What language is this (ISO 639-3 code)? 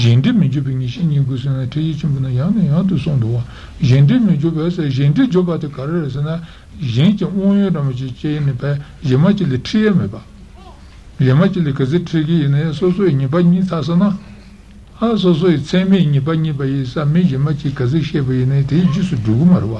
ita